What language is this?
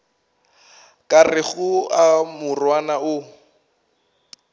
Northern Sotho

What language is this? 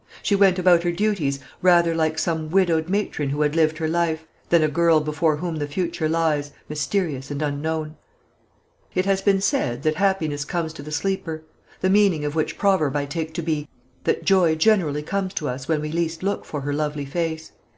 English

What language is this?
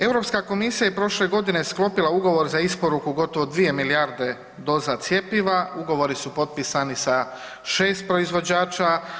Croatian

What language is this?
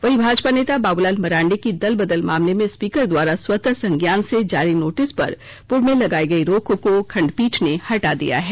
Hindi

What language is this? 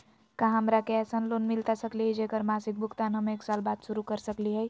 Magahi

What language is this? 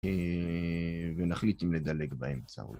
Hebrew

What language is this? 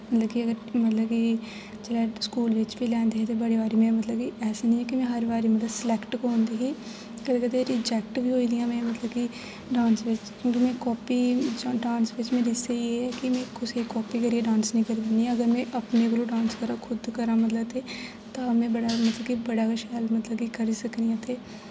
Dogri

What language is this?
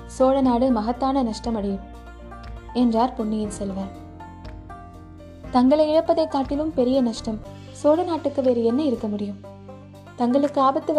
Tamil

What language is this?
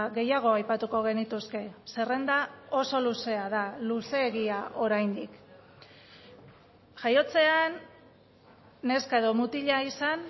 Basque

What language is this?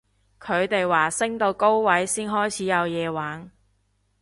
Cantonese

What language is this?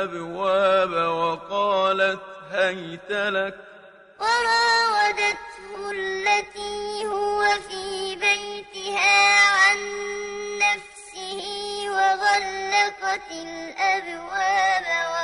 Arabic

